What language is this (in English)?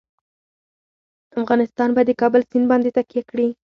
Pashto